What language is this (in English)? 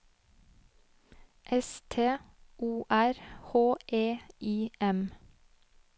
Norwegian